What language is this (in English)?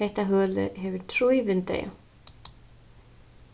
Faroese